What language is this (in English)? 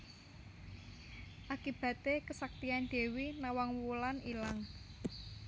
Javanese